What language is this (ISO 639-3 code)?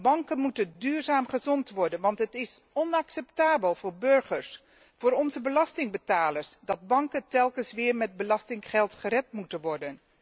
nld